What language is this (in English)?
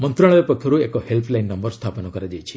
Odia